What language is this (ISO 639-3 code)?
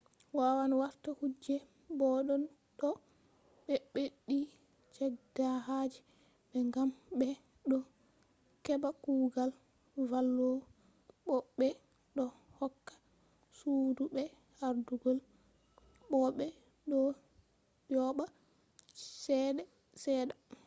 ful